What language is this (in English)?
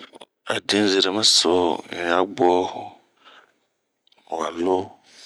Bomu